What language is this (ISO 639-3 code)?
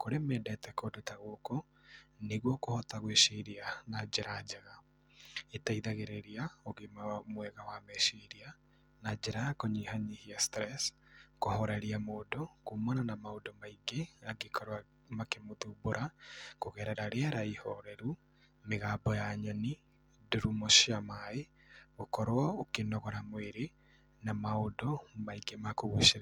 kik